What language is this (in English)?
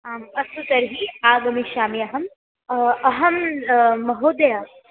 Sanskrit